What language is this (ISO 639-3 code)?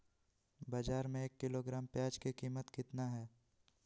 mag